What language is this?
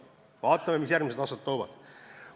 Estonian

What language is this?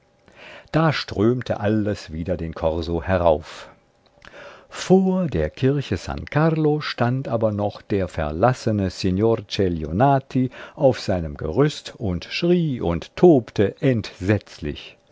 German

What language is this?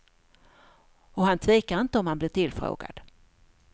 Swedish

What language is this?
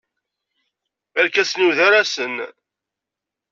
Kabyle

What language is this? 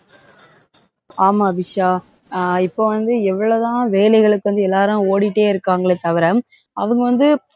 Tamil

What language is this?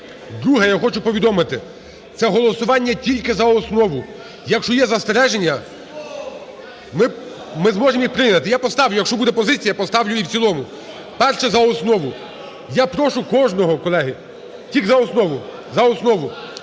Ukrainian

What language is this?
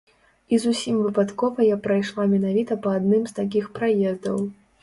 Belarusian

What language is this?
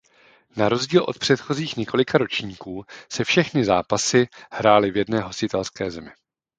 Czech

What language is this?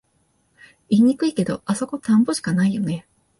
Japanese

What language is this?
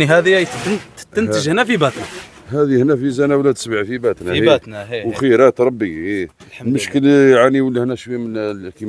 Arabic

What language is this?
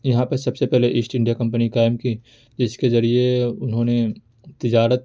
Urdu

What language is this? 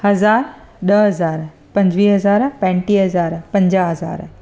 Sindhi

